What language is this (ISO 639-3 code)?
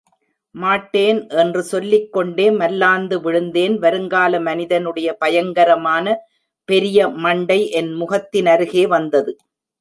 tam